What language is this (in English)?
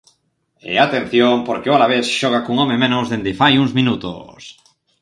Galician